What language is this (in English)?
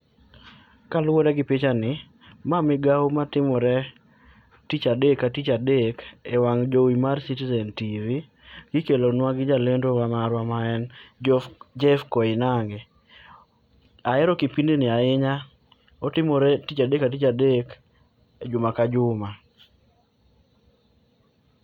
Luo (Kenya and Tanzania)